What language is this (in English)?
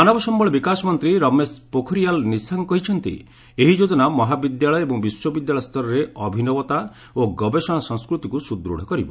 Odia